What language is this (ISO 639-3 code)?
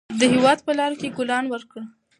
pus